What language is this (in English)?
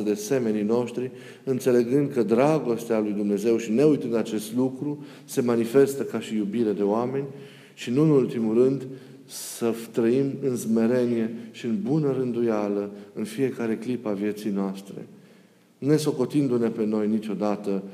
Romanian